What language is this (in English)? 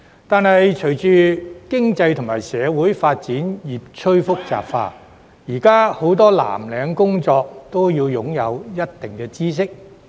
Cantonese